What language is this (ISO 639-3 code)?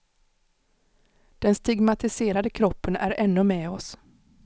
swe